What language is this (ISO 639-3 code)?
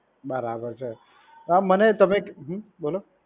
guj